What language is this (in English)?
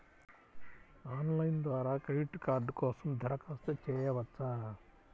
Telugu